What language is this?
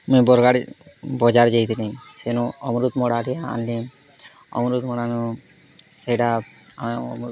Odia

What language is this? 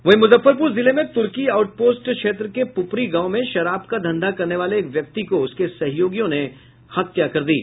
Hindi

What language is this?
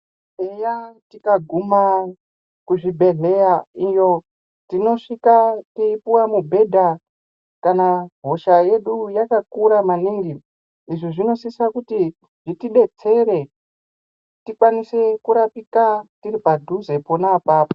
Ndau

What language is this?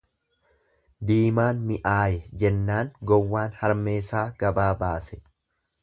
Oromo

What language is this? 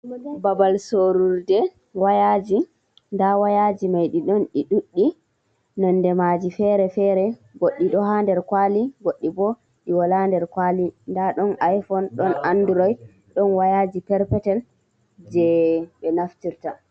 Fula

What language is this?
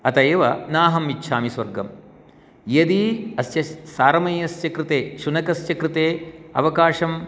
Sanskrit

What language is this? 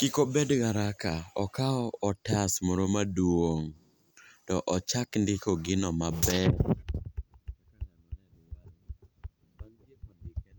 Luo (Kenya and Tanzania)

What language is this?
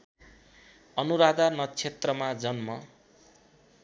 Nepali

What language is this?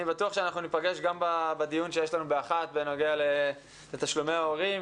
Hebrew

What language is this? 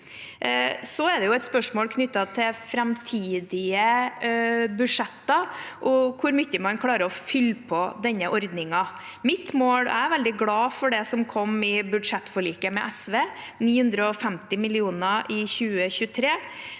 Norwegian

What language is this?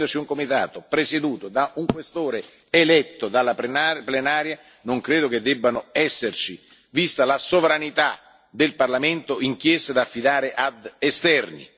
Italian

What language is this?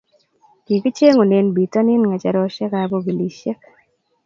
Kalenjin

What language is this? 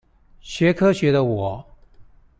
Chinese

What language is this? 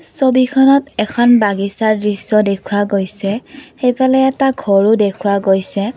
Assamese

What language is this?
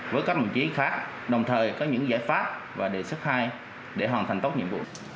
Vietnamese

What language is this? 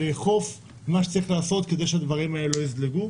Hebrew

